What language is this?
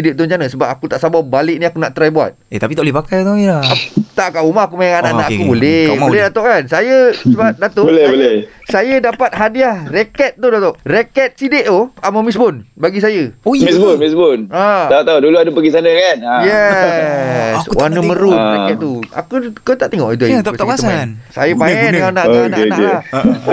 Malay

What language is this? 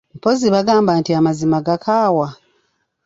Ganda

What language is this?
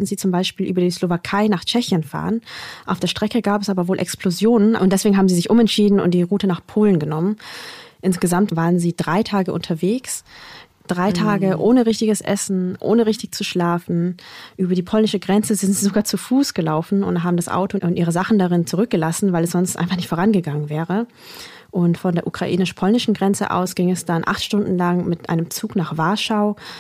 German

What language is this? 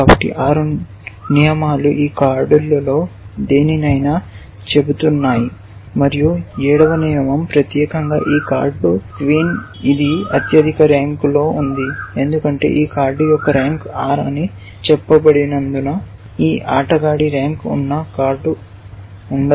Telugu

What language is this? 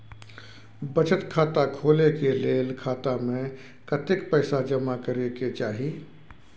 Maithili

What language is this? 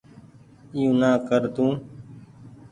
Goaria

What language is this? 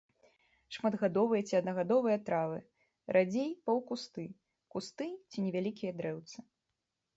Belarusian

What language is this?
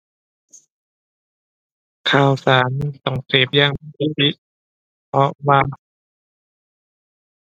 Thai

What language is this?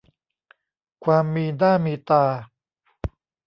Thai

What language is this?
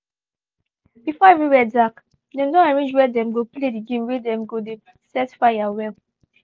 Nigerian Pidgin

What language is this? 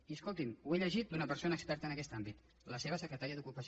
Catalan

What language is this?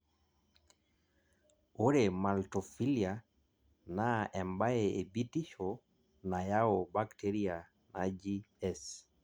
Masai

